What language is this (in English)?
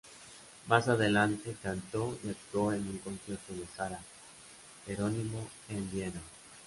Spanish